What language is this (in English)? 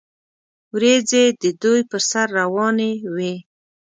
Pashto